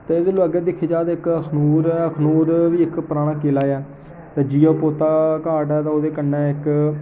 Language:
Dogri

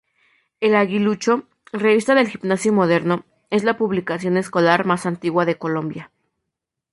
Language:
Spanish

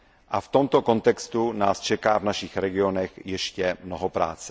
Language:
Czech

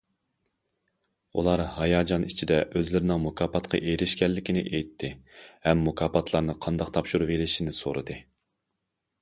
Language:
Uyghur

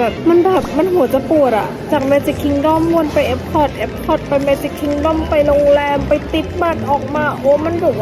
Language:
Thai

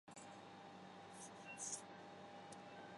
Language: Chinese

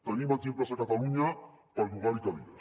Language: Catalan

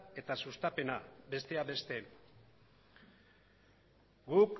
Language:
Basque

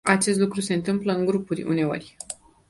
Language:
Romanian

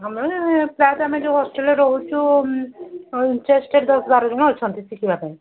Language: Odia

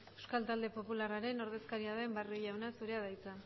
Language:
Basque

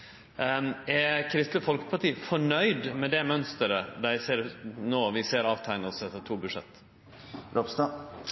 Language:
Norwegian Nynorsk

